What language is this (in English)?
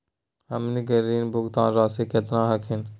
Magahi